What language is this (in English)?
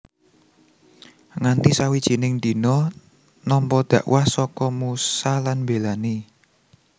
Javanese